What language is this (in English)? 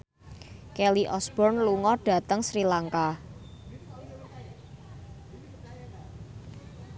Javanese